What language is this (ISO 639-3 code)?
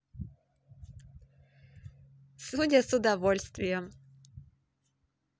rus